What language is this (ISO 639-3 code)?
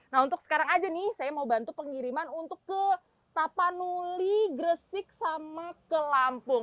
ind